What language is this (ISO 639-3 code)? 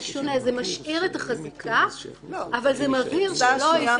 heb